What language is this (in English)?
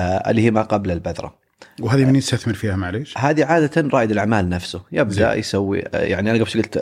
Arabic